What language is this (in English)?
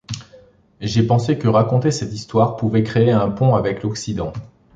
French